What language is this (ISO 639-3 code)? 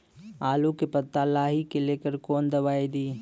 mai